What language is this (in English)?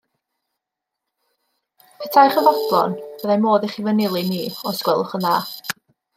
Welsh